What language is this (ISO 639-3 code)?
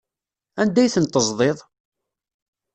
kab